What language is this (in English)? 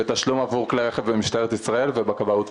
Hebrew